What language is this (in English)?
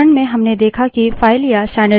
Hindi